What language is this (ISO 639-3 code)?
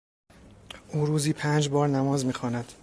fas